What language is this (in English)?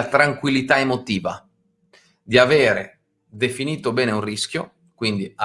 Italian